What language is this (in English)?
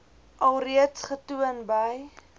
Afrikaans